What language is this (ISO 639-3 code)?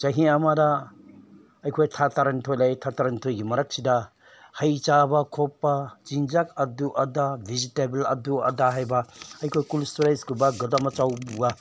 mni